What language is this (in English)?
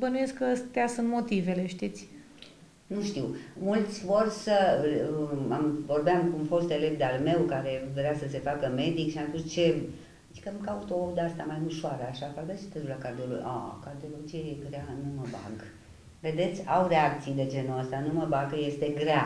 Romanian